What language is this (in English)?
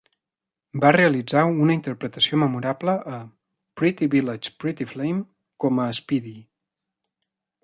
Catalan